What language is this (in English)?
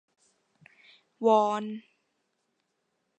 Thai